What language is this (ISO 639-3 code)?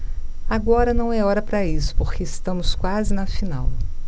por